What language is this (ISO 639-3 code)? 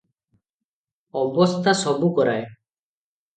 ori